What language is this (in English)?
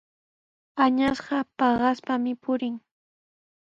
Sihuas Ancash Quechua